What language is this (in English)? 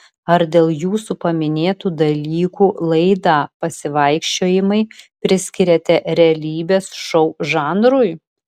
Lithuanian